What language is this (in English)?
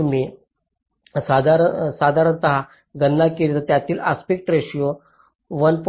Marathi